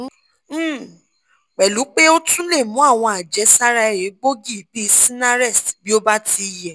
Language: Yoruba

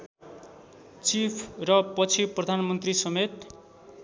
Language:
Nepali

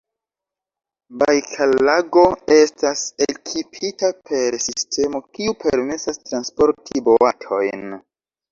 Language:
Esperanto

